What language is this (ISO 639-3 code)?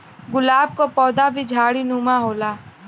bho